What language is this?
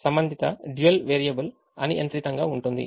Telugu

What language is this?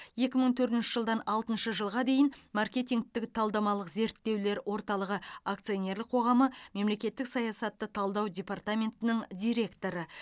Kazakh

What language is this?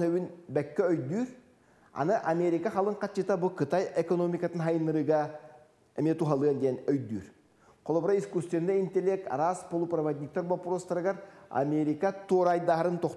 Turkish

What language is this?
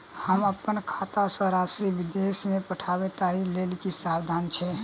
Maithili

